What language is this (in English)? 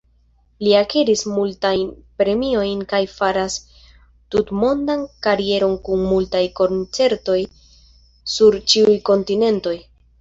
Esperanto